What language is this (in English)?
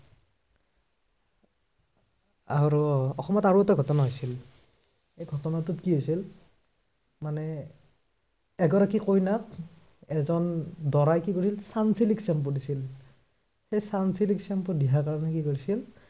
Assamese